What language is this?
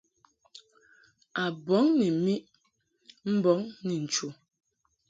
Mungaka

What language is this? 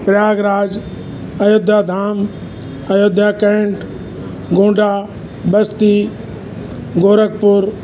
Sindhi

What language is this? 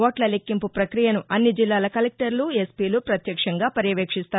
Telugu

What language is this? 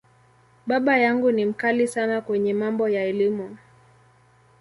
Swahili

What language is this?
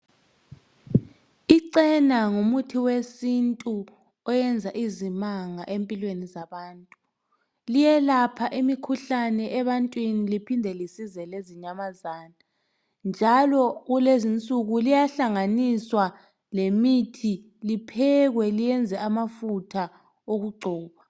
North Ndebele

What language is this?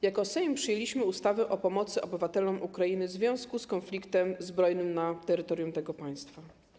Polish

